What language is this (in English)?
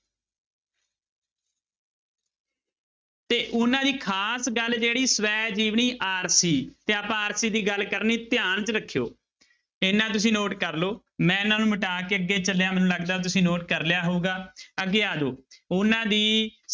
Punjabi